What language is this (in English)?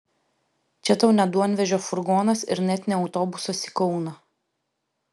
Lithuanian